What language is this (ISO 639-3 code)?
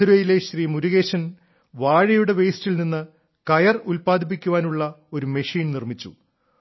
mal